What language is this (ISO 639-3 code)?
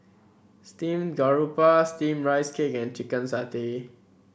eng